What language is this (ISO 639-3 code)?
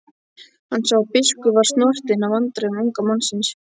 isl